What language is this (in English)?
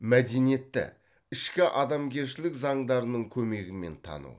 Kazakh